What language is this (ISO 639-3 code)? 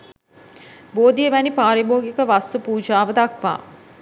sin